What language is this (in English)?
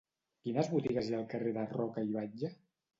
Catalan